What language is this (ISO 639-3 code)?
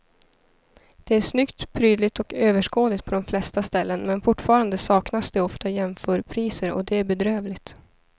swe